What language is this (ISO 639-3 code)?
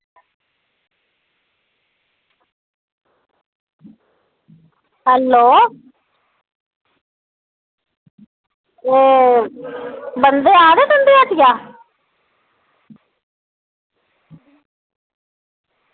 doi